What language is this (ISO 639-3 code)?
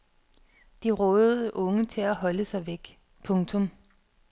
dan